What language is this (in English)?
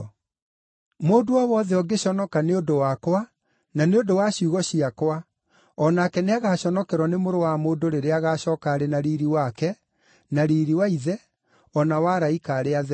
Kikuyu